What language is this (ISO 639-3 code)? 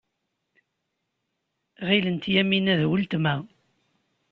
kab